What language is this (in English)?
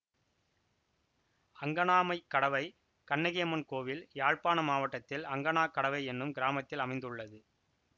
Tamil